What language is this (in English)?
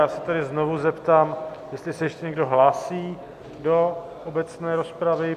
Czech